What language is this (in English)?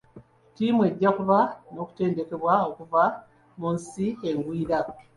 Ganda